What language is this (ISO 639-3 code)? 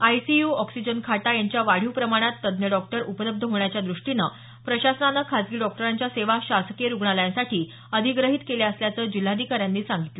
mar